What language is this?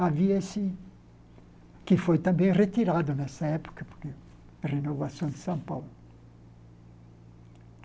Portuguese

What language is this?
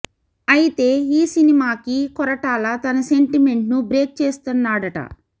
Telugu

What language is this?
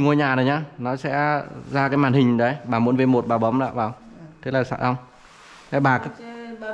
Vietnamese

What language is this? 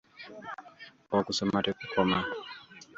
Ganda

